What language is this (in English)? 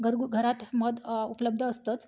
Marathi